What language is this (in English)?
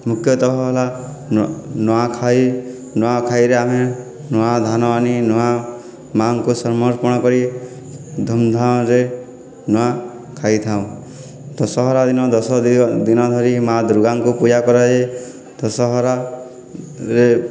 Odia